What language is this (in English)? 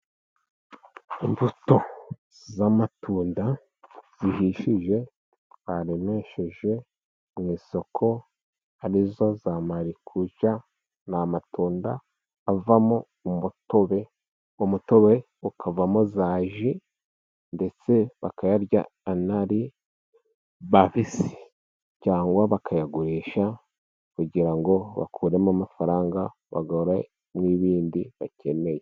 Kinyarwanda